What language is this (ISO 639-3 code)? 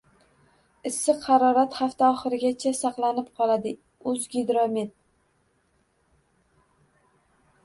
uzb